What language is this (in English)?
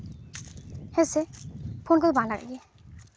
Santali